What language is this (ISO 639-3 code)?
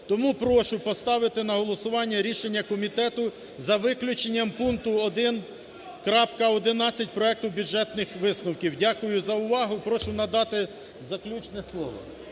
ukr